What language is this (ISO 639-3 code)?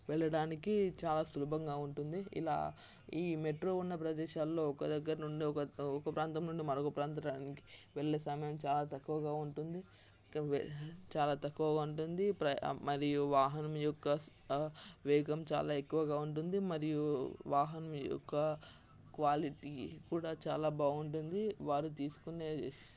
tel